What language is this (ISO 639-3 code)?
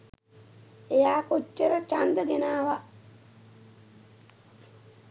sin